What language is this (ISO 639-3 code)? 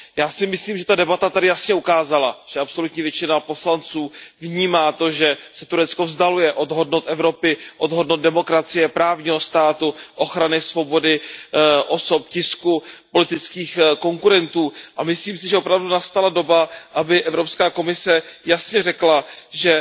ces